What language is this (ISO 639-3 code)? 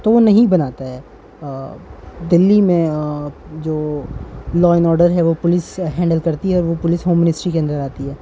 urd